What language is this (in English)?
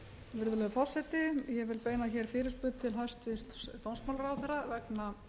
Icelandic